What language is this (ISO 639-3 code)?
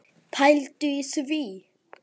isl